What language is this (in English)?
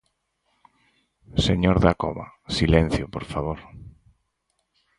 Galician